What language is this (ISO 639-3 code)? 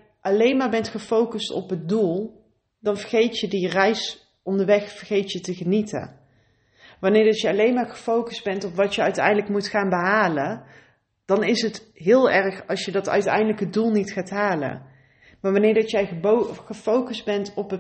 nld